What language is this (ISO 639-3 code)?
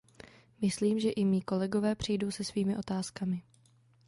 ces